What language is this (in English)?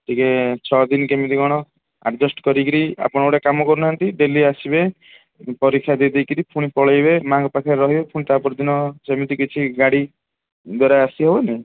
Odia